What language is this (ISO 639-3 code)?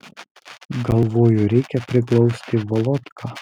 lit